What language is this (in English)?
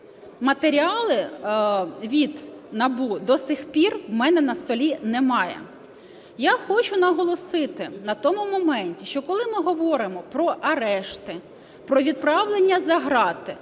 Ukrainian